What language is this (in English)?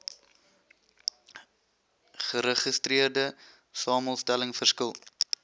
Afrikaans